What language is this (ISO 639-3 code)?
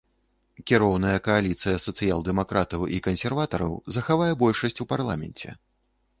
bel